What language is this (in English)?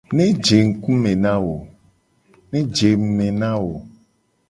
Gen